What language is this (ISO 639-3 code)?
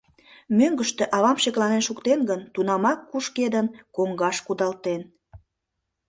chm